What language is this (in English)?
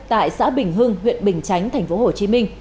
Vietnamese